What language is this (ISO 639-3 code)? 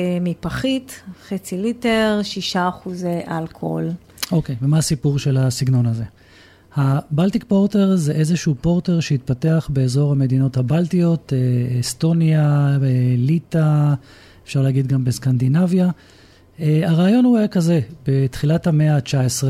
heb